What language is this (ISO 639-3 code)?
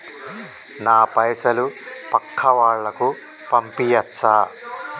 tel